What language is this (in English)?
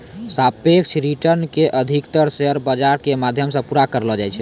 Maithili